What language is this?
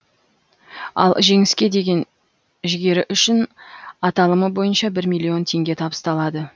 Kazakh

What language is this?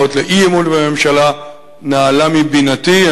Hebrew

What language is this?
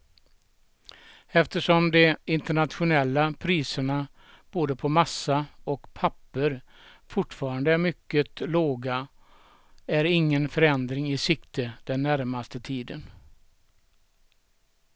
Swedish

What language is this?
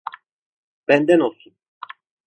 Turkish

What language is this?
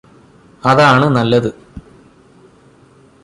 Malayalam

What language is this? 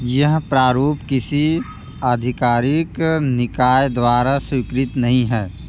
Hindi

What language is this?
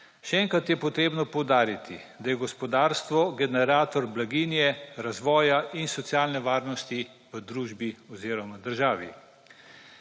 Slovenian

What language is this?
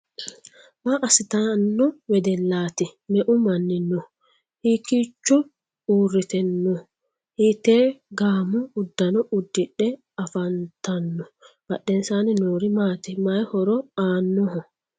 Sidamo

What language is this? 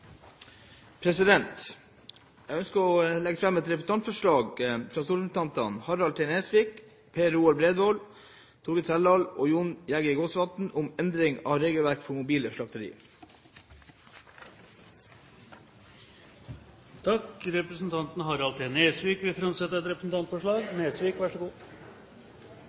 Norwegian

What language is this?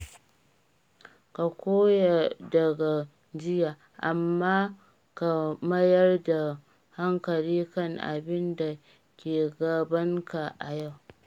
Hausa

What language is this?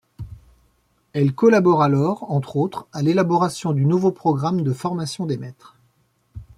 French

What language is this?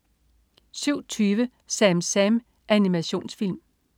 Danish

